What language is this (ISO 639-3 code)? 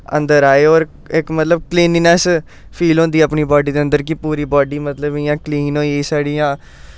doi